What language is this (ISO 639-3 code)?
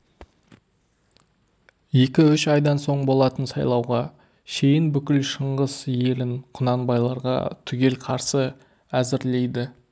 kaz